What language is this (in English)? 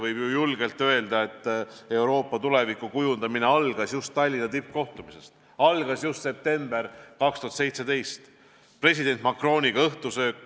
Estonian